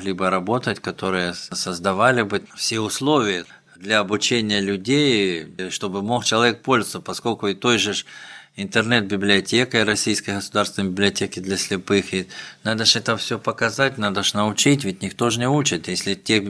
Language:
Russian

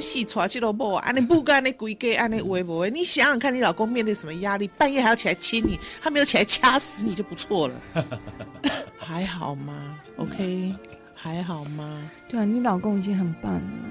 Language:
Chinese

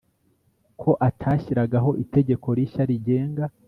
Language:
Kinyarwanda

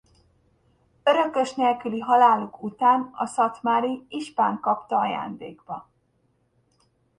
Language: Hungarian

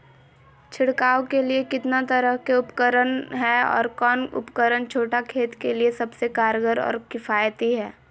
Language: Magahi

